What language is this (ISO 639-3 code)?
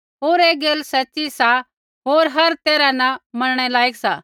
kfx